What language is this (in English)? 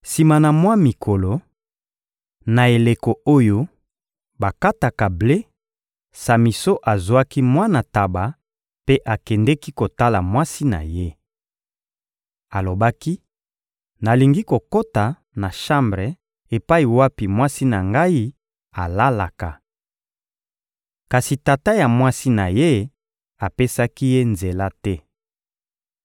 Lingala